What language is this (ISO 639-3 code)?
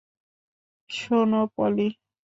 ben